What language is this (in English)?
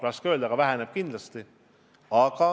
Estonian